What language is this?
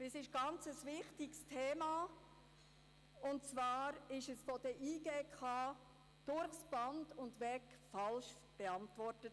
Swiss German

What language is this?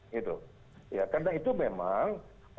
Indonesian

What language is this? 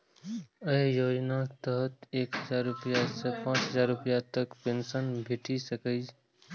Maithili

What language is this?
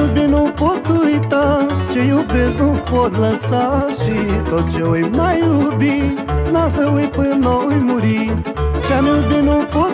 Romanian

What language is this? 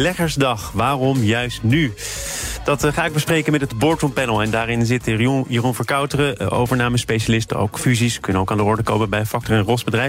Dutch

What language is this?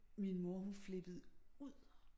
Danish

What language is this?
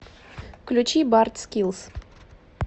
Russian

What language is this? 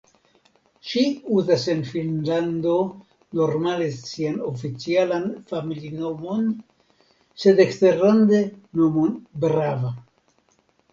Esperanto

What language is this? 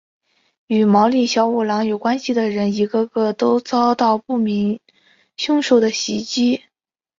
Chinese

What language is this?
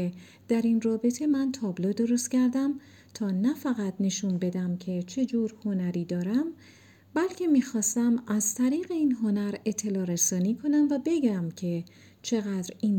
Persian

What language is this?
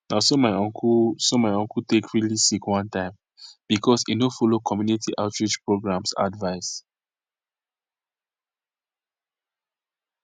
Nigerian Pidgin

